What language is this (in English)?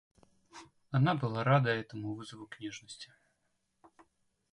Russian